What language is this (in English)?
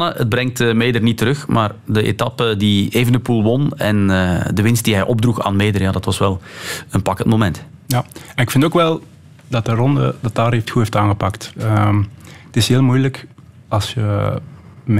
Dutch